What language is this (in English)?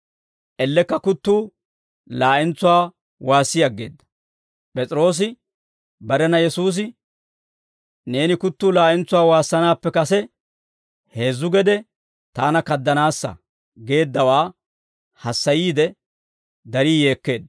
Dawro